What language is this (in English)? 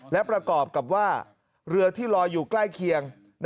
Thai